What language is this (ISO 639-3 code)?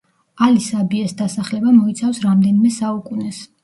kat